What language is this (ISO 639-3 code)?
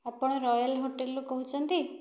ori